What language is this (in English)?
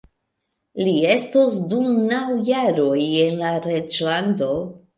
Esperanto